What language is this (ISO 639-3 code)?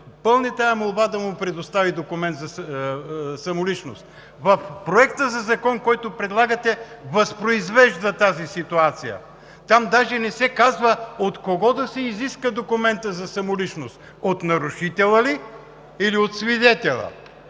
bul